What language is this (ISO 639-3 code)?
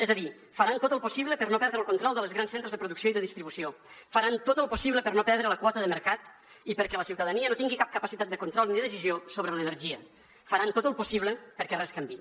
cat